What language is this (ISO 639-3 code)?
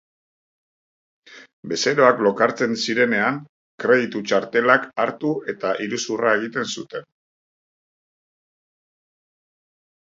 eus